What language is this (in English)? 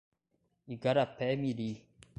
Portuguese